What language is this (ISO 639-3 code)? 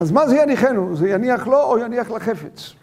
heb